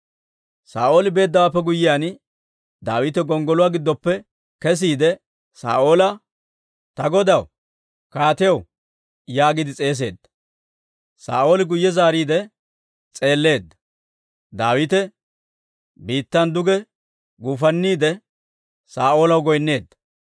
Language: Dawro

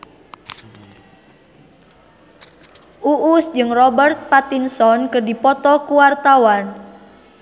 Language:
Sundanese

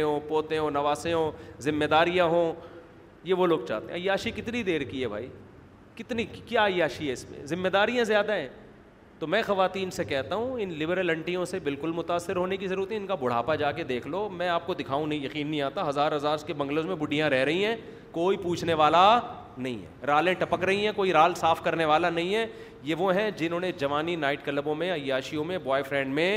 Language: Urdu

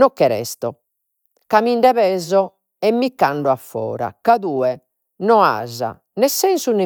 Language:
Sardinian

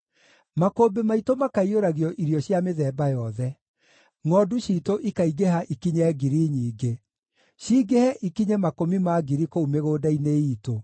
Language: Kikuyu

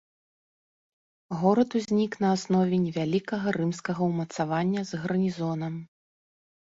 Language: Belarusian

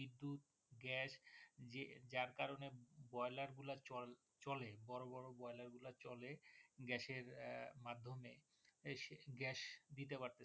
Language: Bangla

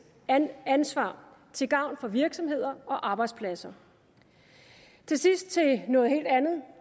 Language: Danish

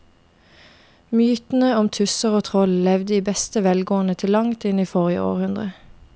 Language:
Norwegian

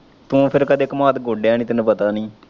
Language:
Punjabi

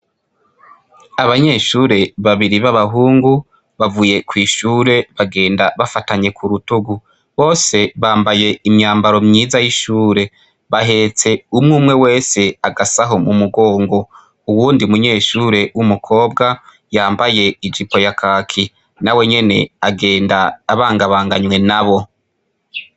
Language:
Rundi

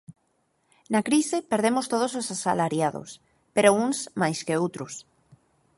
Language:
Galician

